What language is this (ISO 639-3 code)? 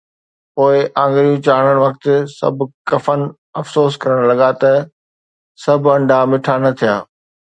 snd